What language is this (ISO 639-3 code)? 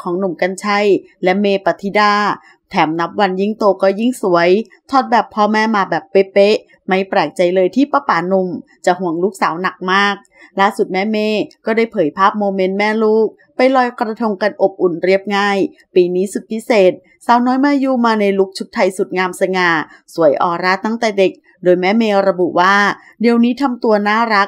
tha